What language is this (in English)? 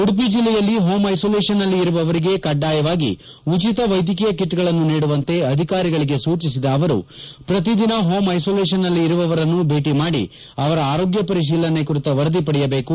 Kannada